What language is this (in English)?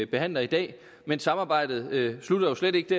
Danish